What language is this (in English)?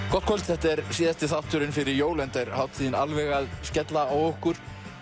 Icelandic